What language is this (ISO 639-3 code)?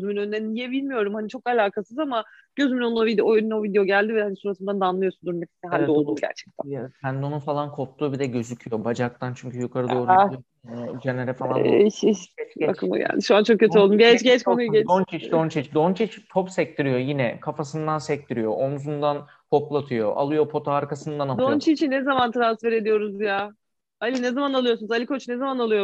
tur